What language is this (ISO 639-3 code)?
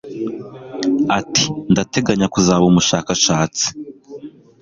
kin